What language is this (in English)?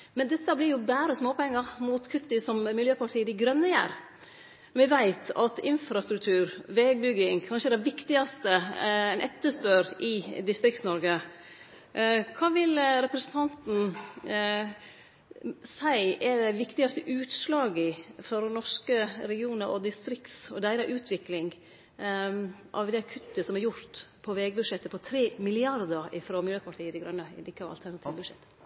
Norwegian Nynorsk